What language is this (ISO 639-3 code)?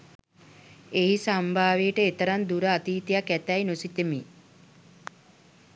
sin